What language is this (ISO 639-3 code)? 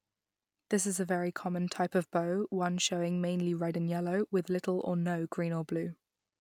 eng